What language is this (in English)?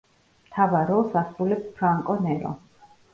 Georgian